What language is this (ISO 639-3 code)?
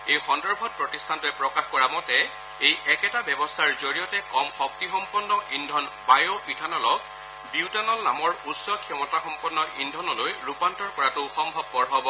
asm